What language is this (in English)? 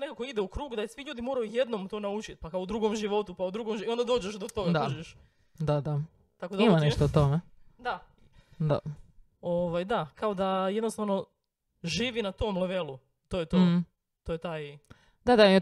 Croatian